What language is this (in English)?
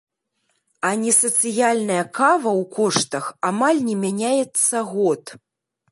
Belarusian